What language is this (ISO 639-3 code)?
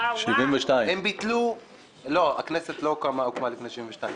heb